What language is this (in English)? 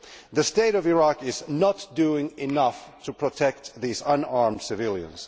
English